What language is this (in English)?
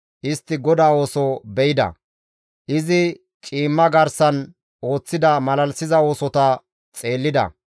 Gamo